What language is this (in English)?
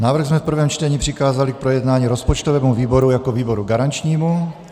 Czech